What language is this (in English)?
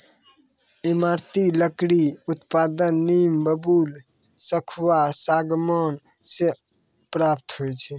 Maithili